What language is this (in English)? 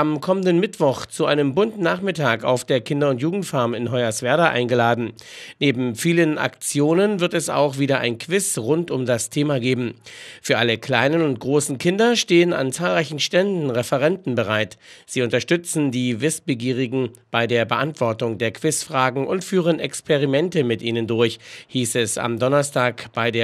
German